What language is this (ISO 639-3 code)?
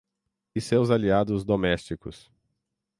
por